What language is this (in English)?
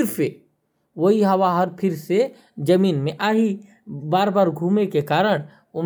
Korwa